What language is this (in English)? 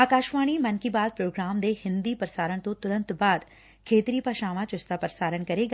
Punjabi